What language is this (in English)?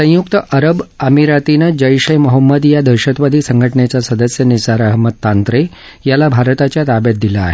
Marathi